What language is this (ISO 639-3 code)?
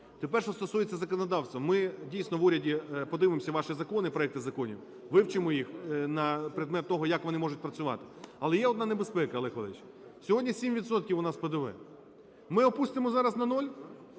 ukr